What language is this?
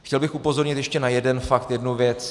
Czech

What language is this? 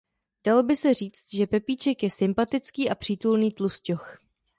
Czech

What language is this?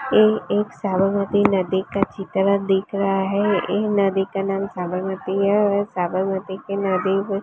Hindi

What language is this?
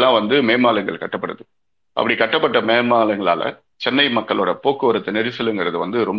Tamil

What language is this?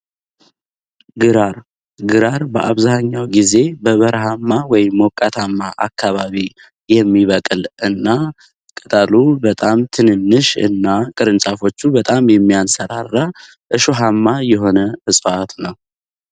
Amharic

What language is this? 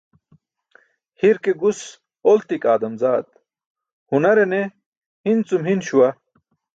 Burushaski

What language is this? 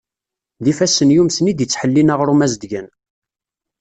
Kabyle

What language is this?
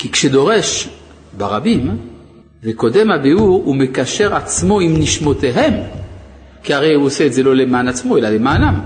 Hebrew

